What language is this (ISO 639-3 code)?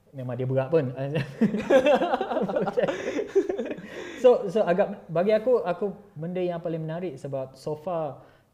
msa